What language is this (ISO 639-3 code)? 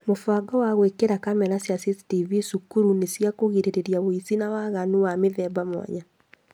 kik